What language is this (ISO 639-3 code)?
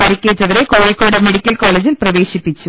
mal